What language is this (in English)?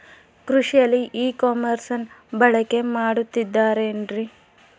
Kannada